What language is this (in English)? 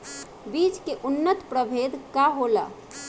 Bhojpuri